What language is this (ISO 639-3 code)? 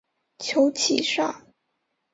zho